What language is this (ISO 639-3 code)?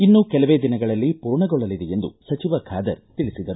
kan